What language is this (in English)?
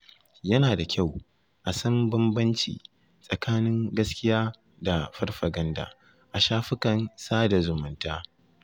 Hausa